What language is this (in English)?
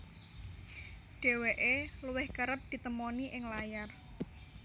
Javanese